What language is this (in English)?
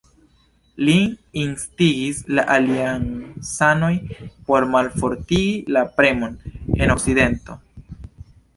Esperanto